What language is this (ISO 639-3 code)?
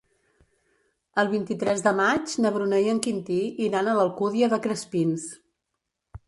cat